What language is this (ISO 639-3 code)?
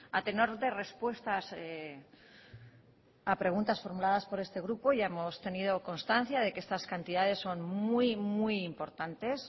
spa